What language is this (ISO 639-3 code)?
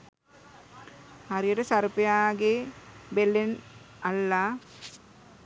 sin